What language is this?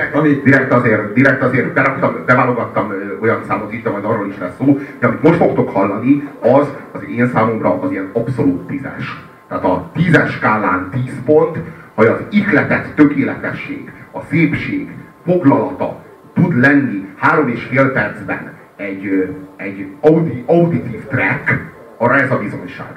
Hungarian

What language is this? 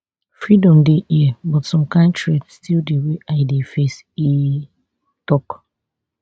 Nigerian Pidgin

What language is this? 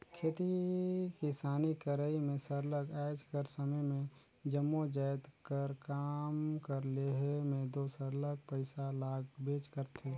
Chhattisgarhi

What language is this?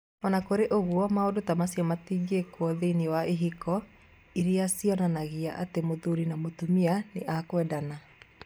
Kikuyu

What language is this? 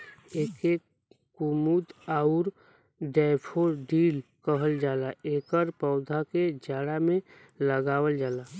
Bhojpuri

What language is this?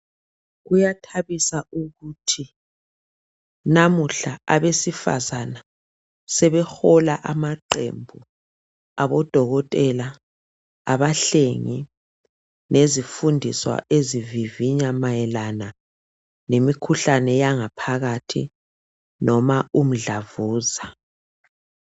North Ndebele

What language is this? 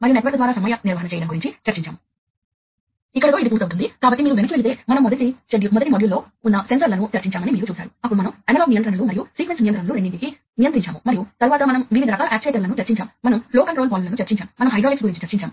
Telugu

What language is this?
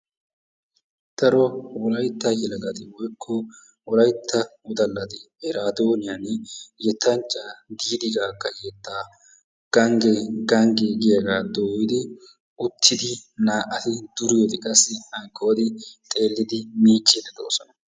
Wolaytta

